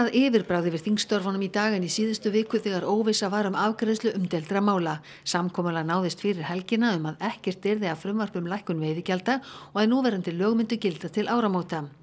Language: Icelandic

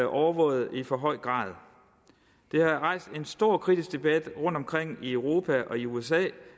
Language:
Danish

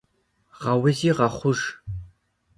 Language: Kabardian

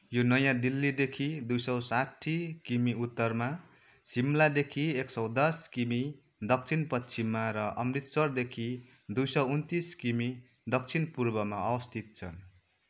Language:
Nepali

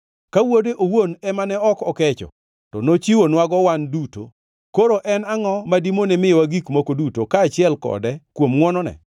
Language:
Luo (Kenya and Tanzania)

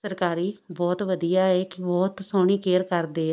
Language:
Punjabi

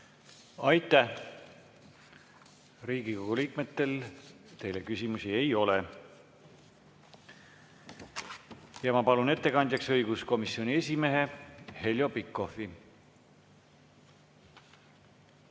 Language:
Estonian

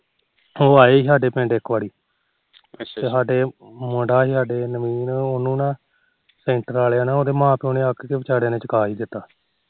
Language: Punjabi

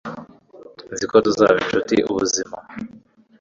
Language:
Kinyarwanda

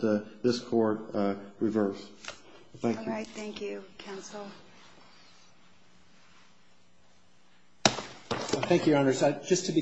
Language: English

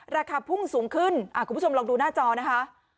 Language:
Thai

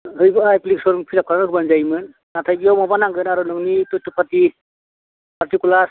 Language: Bodo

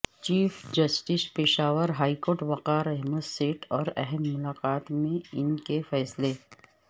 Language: Urdu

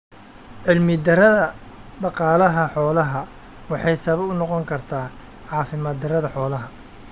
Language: Somali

